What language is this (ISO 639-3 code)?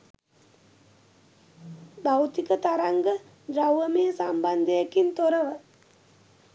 sin